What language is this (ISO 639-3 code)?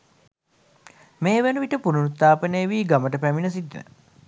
sin